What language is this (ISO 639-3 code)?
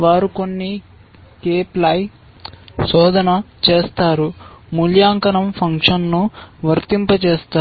tel